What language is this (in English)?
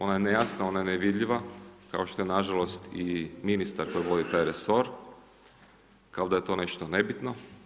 Croatian